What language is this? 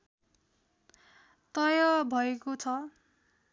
Nepali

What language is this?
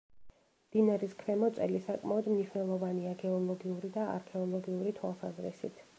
Georgian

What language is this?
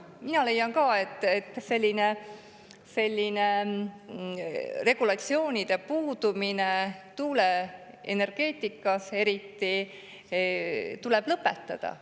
Estonian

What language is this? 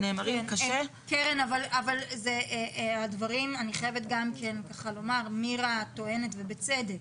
Hebrew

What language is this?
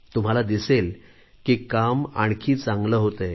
Marathi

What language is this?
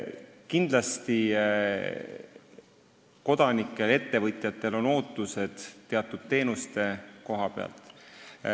Estonian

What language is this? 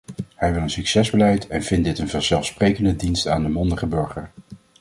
Dutch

